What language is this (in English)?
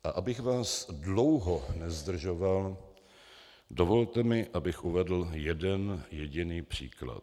Czech